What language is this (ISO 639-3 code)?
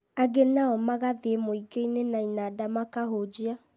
kik